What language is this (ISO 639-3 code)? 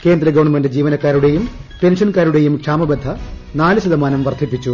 mal